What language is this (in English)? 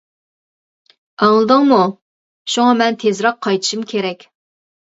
Uyghur